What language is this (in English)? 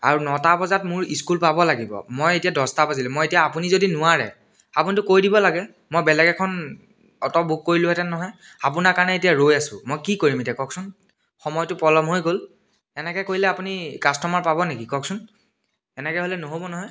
Assamese